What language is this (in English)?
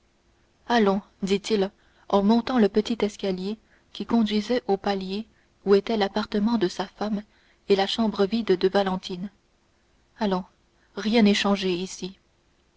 French